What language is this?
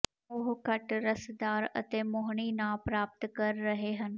Punjabi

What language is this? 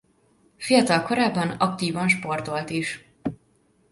Hungarian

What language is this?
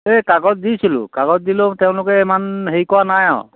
Assamese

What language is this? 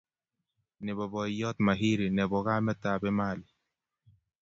Kalenjin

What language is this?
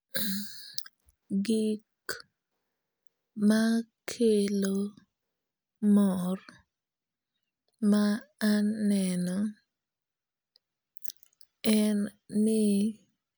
Luo (Kenya and Tanzania)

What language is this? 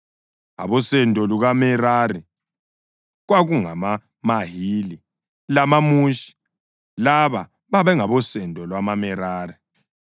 North Ndebele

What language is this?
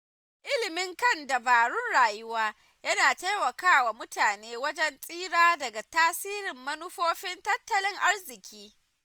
Hausa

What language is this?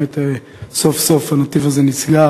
Hebrew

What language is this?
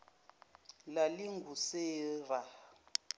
Zulu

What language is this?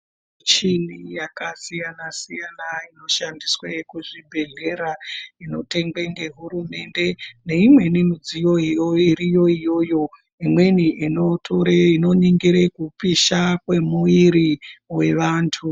Ndau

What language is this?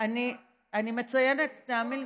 Hebrew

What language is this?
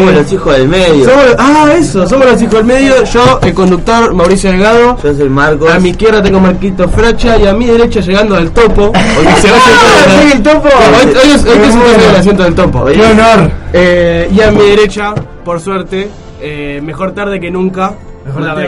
Spanish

